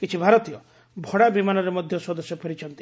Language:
Odia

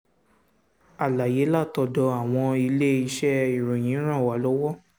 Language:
Yoruba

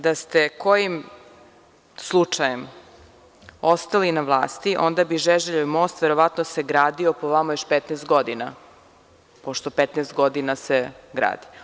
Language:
Serbian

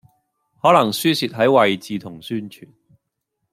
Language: Cantonese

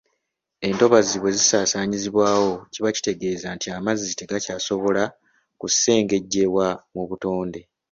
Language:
Ganda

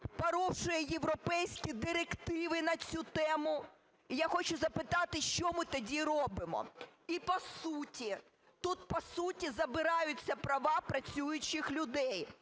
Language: Ukrainian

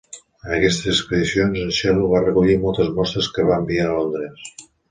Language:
Catalan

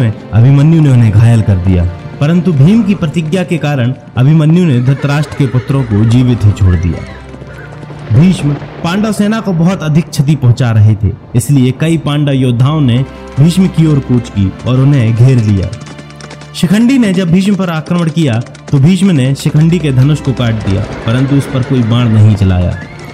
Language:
Hindi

